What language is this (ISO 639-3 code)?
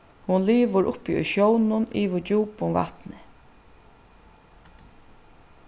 fao